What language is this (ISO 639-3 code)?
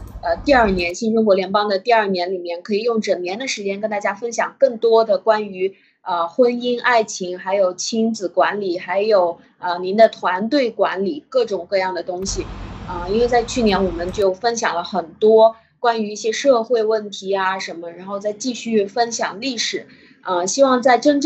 zho